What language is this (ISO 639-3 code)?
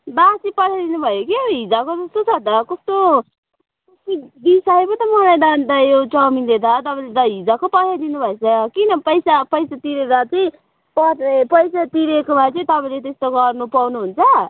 nep